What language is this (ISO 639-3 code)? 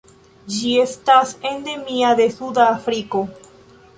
epo